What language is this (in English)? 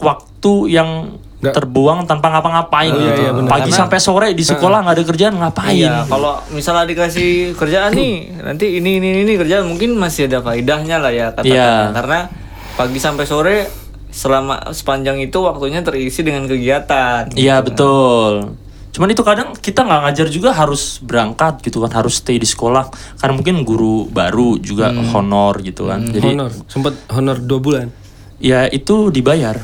Indonesian